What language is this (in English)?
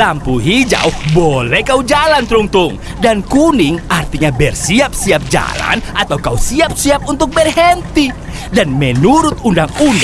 Indonesian